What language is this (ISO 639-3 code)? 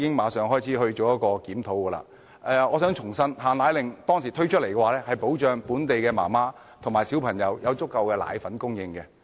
yue